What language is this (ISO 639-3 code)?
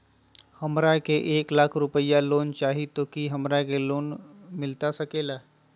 mag